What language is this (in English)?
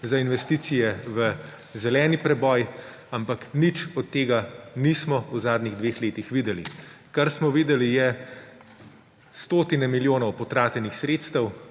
Slovenian